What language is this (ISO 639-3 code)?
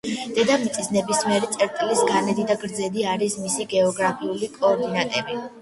kat